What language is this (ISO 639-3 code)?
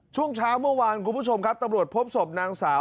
tha